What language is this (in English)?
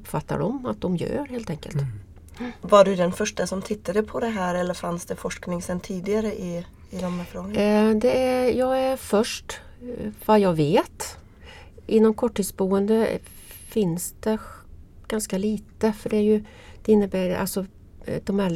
Swedish